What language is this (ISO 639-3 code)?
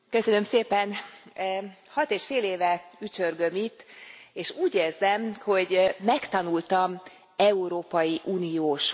hun